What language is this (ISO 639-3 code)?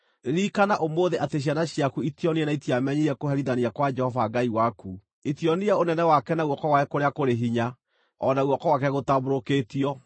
kik